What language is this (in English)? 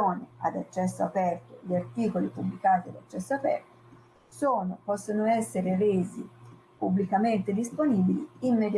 Italian